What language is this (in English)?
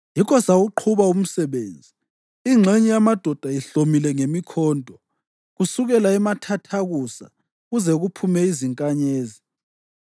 North Ndebele